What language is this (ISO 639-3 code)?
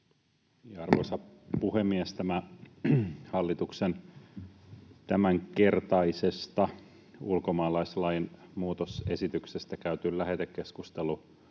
fin